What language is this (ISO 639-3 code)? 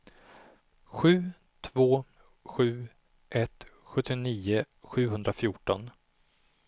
swe